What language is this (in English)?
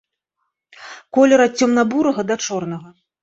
Belarusian